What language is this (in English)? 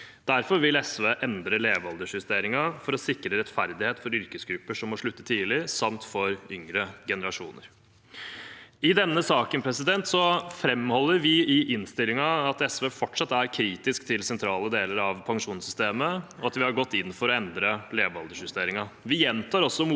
Norwegian